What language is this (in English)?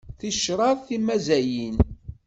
Kabyle